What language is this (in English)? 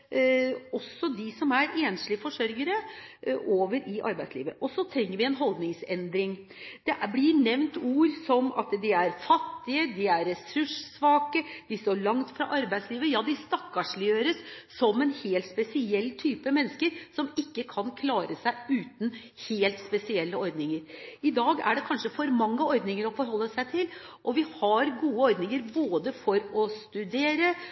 Norwegian Bokmål